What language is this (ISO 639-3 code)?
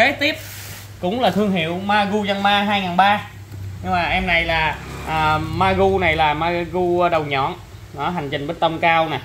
vie